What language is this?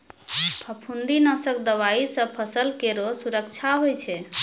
Maithili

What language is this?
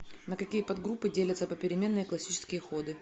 Russian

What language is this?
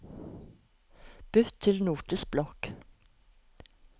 Norwegian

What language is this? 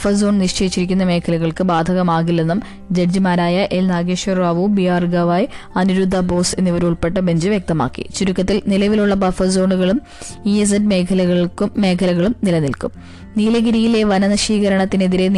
Malayalam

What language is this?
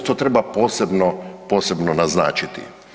Croatian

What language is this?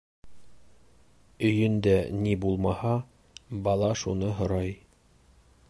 Bashkir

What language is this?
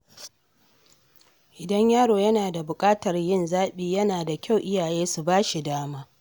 Hausa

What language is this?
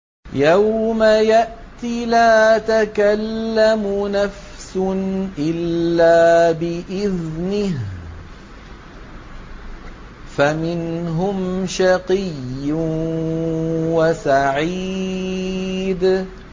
Arabic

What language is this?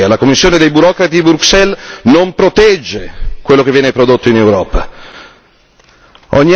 Italian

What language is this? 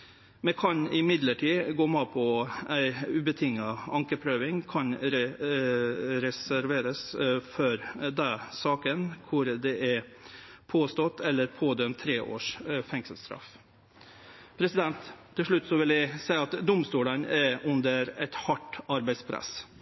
Norwegian Nynorsk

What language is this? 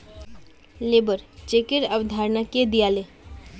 Magahi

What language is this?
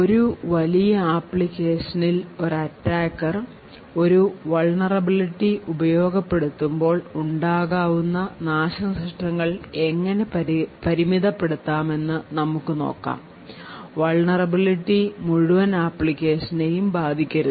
Malayalam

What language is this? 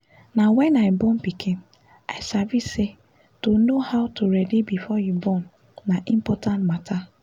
Nigerian Pidgin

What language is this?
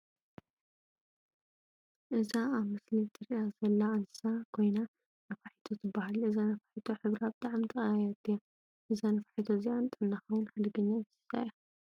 Tigrinya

